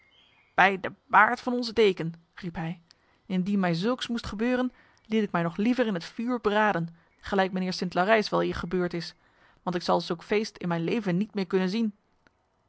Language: Dutch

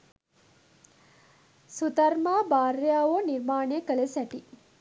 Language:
Sinhala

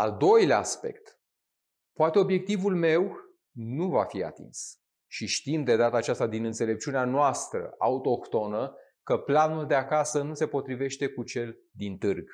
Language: Romanian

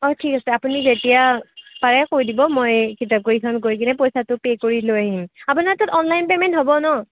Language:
Assamese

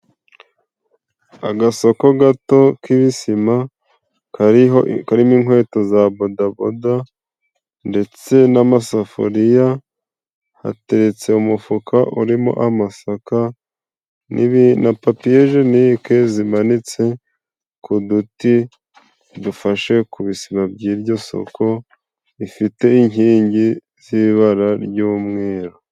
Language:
Kinyarwanda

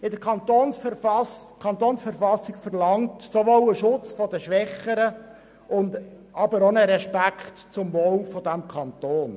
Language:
Swiss German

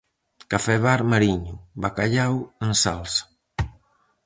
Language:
Galician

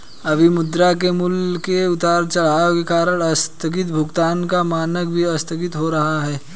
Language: Hindi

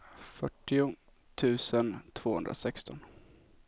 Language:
Swedish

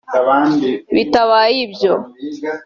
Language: Kinyarwanda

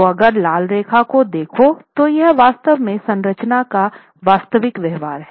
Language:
Hindi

